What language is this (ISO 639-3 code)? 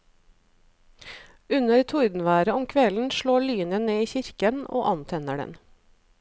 nor